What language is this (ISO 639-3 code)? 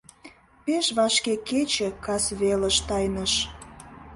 chm